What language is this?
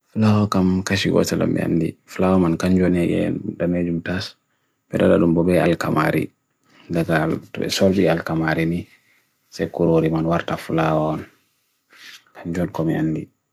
Bagirmi Fulfulde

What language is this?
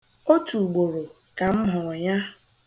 Igbo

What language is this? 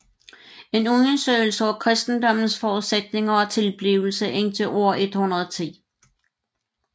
Danish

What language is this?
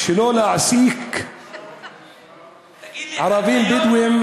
Hebrew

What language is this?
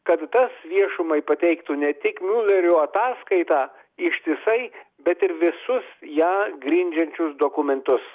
Lithuanian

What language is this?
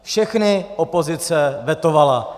Czech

